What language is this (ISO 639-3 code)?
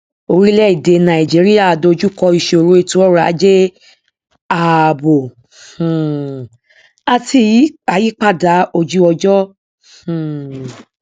yor